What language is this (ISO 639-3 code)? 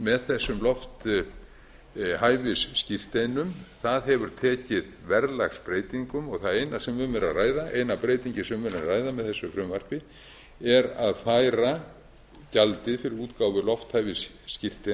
isl